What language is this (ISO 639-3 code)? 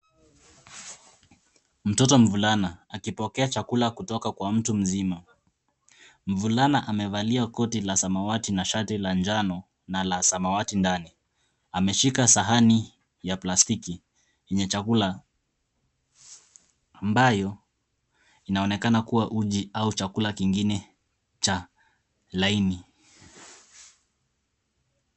swa